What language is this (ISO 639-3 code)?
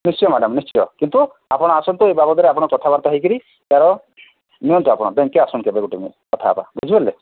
ori